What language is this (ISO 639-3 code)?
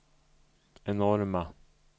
swe